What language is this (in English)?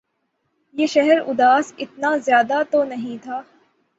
Urdu